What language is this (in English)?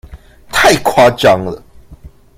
Chinese